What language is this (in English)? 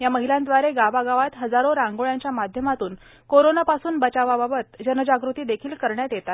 Marathi